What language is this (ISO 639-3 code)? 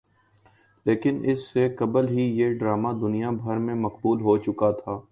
urd